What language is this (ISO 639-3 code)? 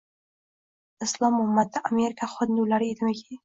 uzb